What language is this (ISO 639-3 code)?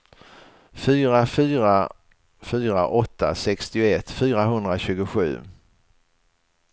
swe